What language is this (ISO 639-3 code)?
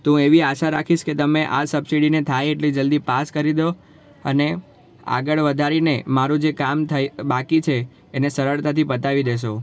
guj